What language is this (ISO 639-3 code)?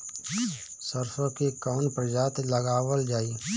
bho